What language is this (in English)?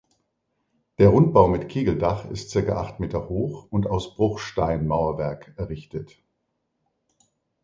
German